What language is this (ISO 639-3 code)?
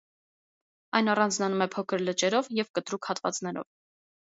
hye